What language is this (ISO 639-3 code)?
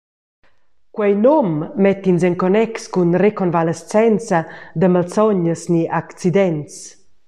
roh